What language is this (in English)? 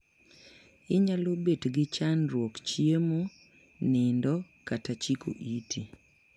Luo (Kenya and Tanzania)